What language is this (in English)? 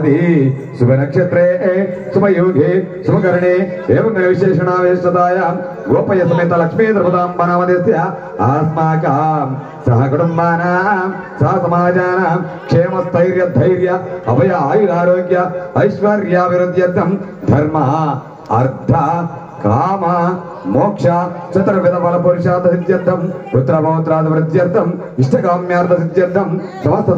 Arabic